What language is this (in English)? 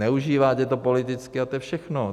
Czech